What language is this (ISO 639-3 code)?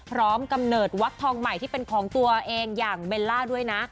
tha